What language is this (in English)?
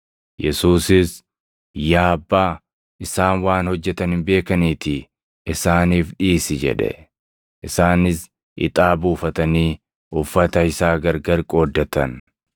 Oromo